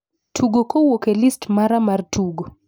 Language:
Luo (Kenya and Tanzania)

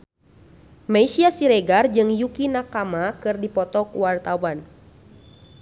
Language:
Sundanese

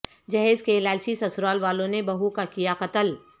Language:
Urdu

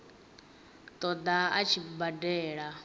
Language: Venda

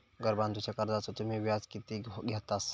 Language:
Marathi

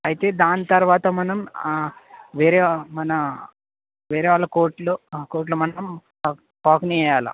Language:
Telugu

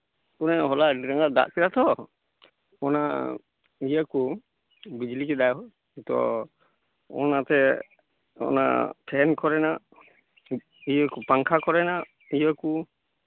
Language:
Santali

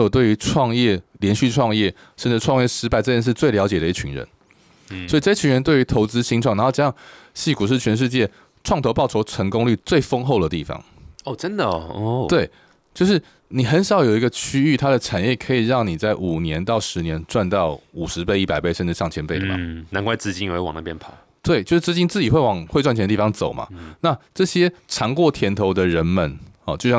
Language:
Chinese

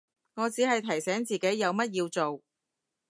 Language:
Cantonese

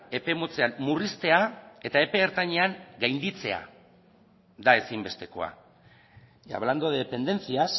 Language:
Basque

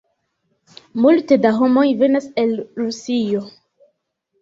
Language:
Esperanto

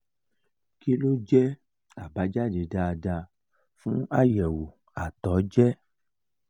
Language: Yoruba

